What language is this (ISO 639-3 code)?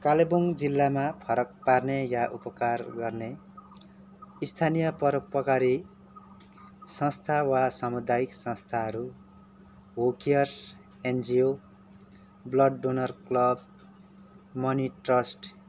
nep